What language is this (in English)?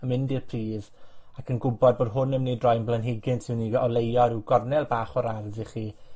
Welsh